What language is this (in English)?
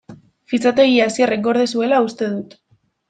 Basque